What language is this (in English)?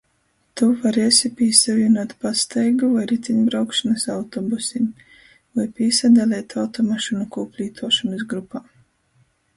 Latgalian